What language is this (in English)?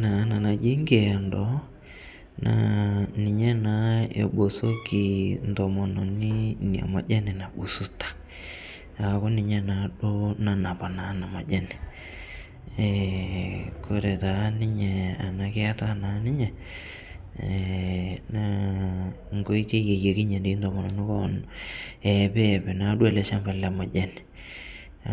Masai